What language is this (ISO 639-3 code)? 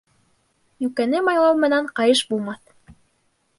bak